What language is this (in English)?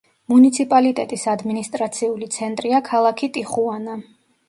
Georgian